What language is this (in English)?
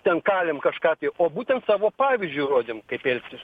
Lithuanian